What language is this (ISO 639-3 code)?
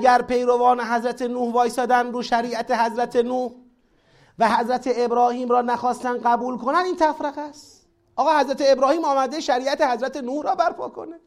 fas